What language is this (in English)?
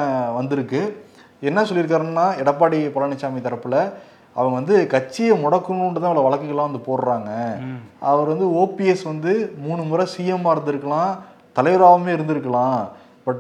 Tamil